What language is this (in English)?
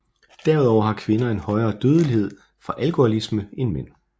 Danish